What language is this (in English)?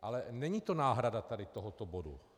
Czech